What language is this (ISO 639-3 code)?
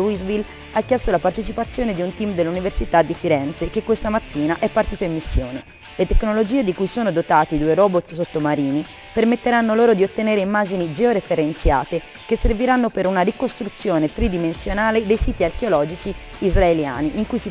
ita